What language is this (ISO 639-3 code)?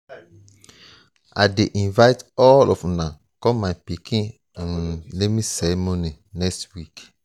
pcm